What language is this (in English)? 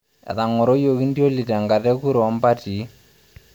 Masai